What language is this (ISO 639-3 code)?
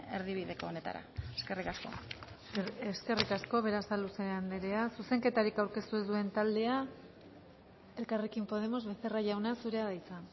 eus